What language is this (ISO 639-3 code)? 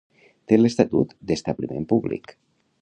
cat